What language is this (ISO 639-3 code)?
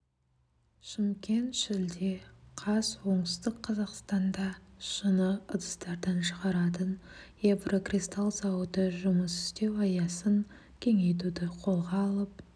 kaz